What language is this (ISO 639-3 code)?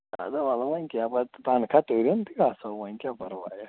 kas